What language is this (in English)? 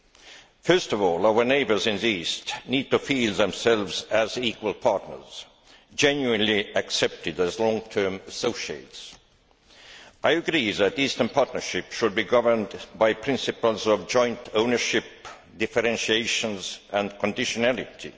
English